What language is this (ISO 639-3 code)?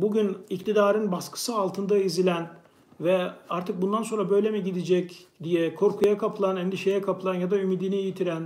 tur